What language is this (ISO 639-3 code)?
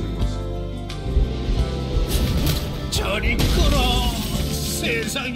kor